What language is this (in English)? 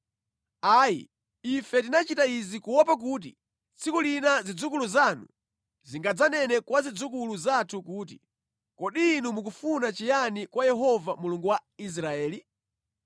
Nyanja